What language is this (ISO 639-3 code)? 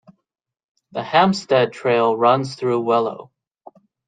eng